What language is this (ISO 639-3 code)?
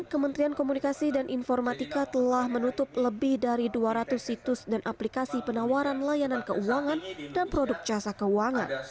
ind